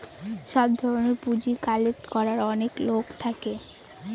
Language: Bangla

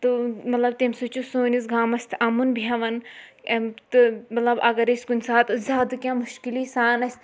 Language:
Kashmiri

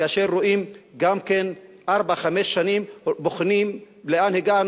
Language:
Hebrew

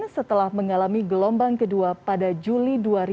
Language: Indonesian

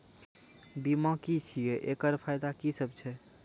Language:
Maithili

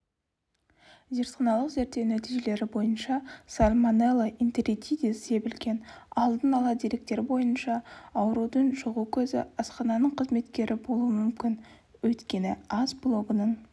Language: Kazakh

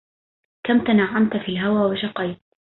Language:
Arabic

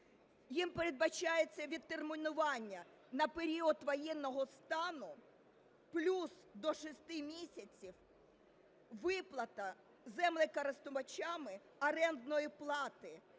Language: Ukrainian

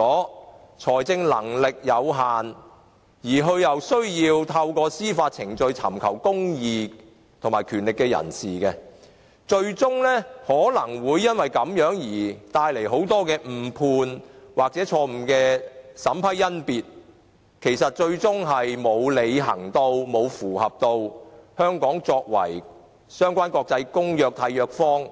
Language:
Cantonese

